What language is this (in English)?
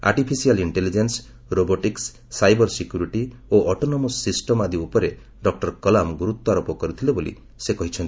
Odia